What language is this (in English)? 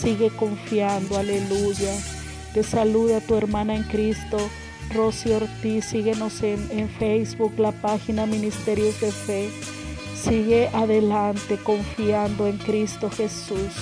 Spanish